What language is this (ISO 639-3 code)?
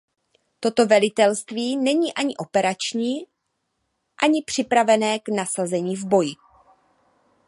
ces